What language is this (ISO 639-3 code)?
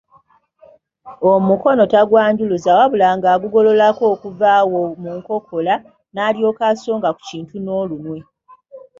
lug